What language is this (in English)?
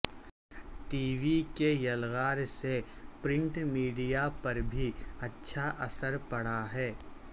Urdu